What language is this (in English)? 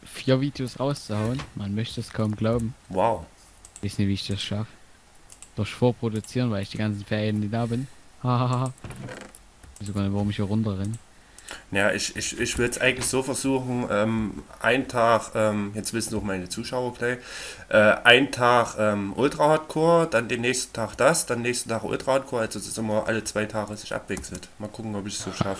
German